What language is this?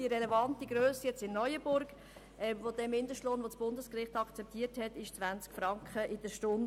Swiss German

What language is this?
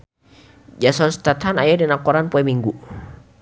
Sundanese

